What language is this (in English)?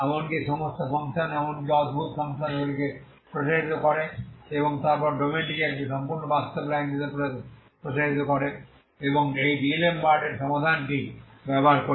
Bangla